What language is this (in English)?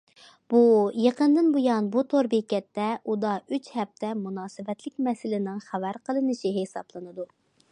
Uyghur